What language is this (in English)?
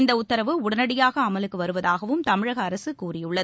Tamil